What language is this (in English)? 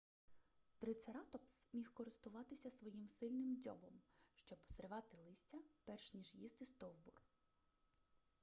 Ukrainian